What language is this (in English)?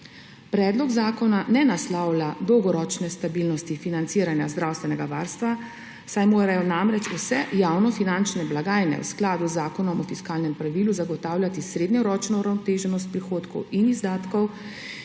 Slovenian